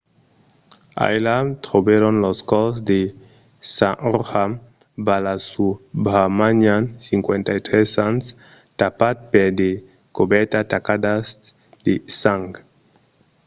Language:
Occitan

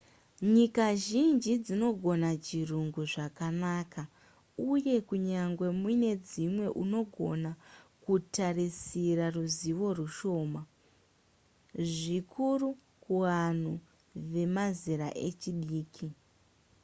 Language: Shona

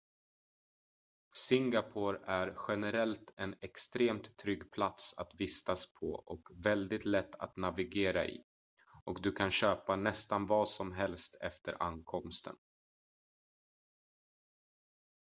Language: Swedish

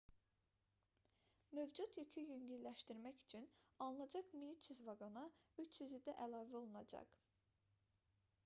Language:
Azerbaijani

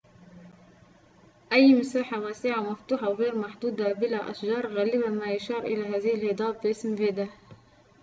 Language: Arabic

